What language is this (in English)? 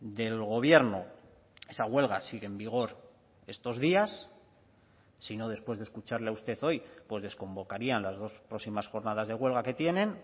Spanish